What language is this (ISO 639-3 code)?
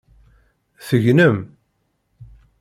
kab